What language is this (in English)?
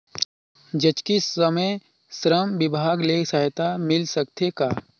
Chhattisgarhi